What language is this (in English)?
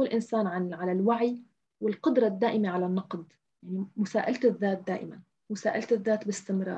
Arabic